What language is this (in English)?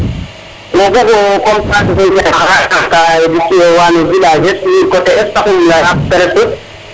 Serer